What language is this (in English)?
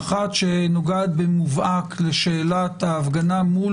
Hebrew